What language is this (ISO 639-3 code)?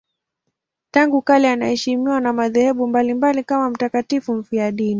swa